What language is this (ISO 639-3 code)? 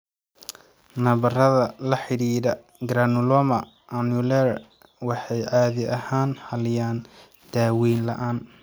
som